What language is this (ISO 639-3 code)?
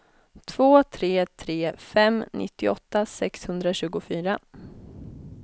swe